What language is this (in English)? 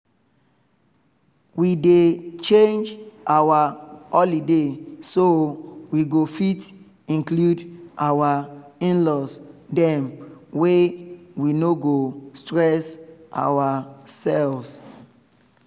Nigerian Pidgin